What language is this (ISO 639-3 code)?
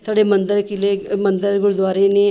pan